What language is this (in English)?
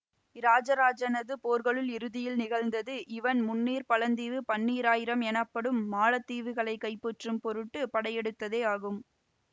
Tamil